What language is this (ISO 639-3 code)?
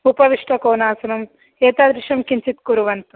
san